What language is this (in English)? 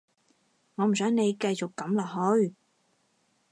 Cantonese